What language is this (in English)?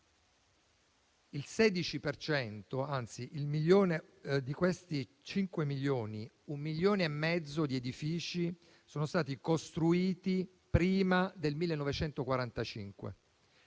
Italian